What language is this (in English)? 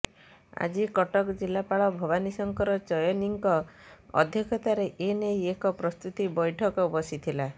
Odia